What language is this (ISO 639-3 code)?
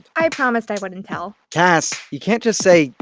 eng